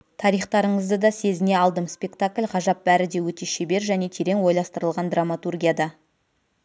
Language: Kazakh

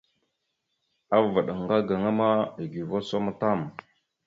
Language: Mada (Cameroon)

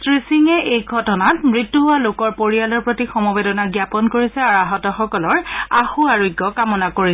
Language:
Assamese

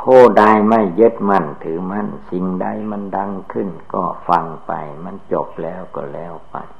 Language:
Thai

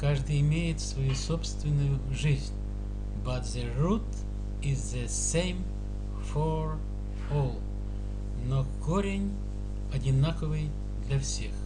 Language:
Russian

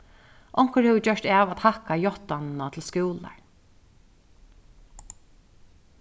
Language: Faroese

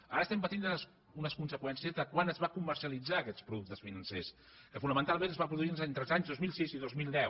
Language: Catalan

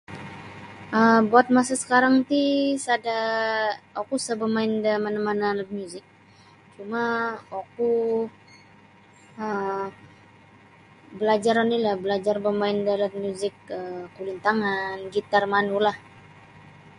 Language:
Sabah Bisaya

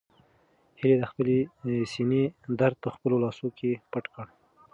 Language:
Pashto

